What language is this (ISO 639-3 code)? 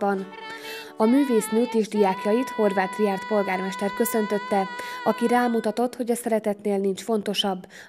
hun